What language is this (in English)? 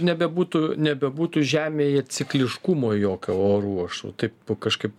Lithuanian